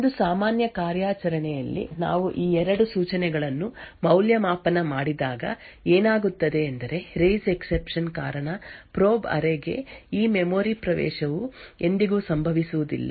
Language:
Kannada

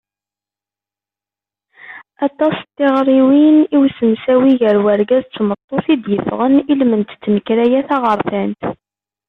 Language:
Kabyle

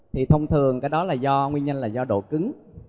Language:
Vietnamese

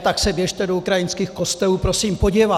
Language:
Czech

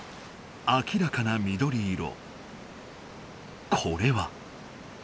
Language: Japanese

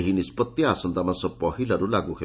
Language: Odia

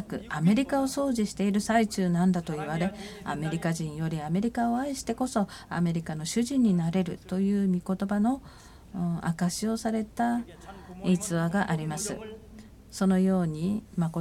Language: Japanese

